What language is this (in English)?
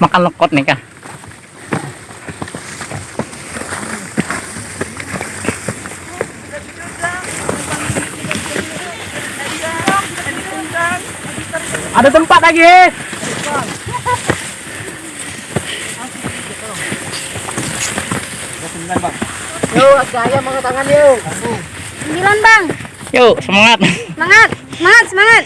Indonesian